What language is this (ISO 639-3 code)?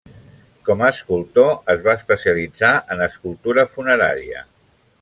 cat